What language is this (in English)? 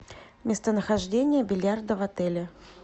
Russian